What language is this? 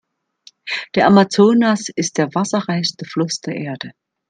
German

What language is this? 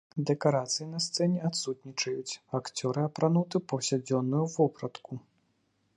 Belarusian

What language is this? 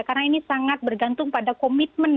Indonesian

